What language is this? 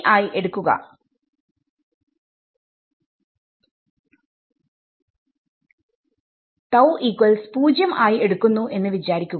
Malayalam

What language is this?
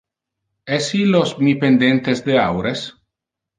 Interlingua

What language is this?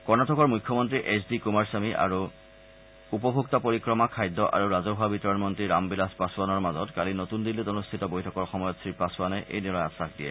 Assamese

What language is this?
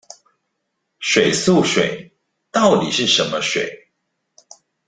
Chinese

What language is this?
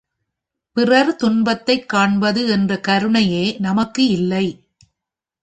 Tamil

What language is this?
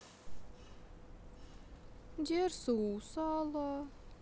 Russian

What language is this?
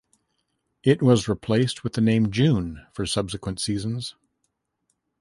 English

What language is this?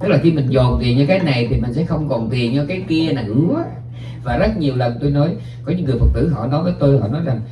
Vietnamese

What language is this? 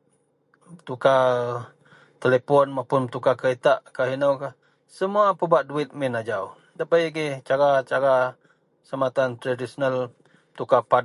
Central Melanau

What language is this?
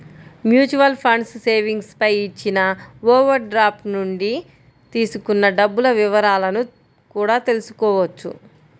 Telugu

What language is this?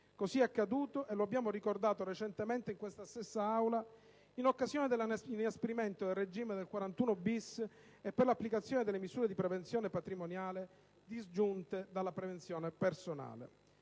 Italian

